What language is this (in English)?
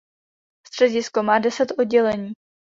Czech